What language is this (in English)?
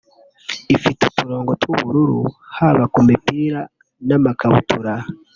Kinyarwanda